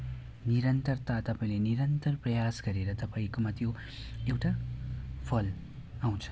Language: Nepali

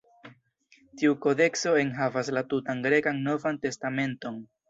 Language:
Esperanto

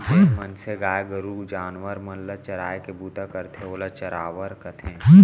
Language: Chhattisgarhi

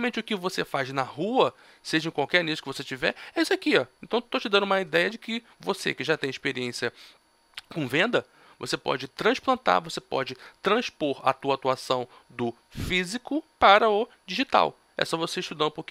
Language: Portuguese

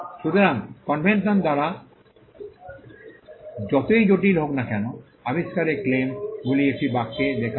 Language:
Bangla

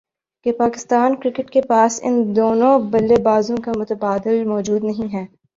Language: Urdu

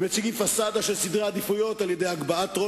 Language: Hebrew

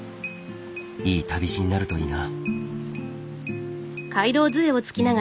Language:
Japanese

